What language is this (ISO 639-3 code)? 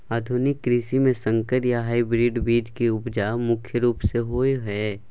mai